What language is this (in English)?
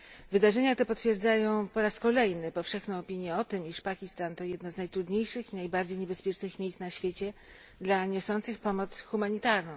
Polish